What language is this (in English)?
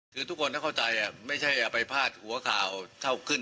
Thai